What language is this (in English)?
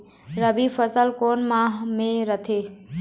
Chhattisgarhi